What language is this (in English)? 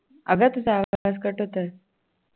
Marathi